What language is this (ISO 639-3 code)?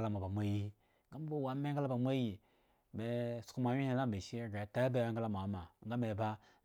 ego